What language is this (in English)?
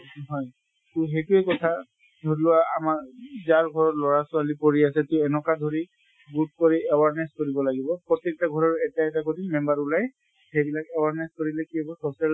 Assamese